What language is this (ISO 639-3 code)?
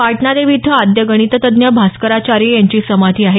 mar